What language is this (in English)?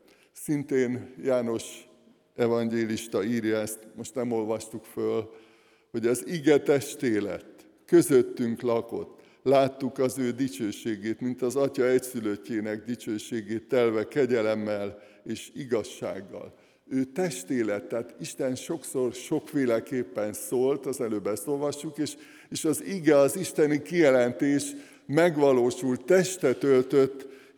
Hungarian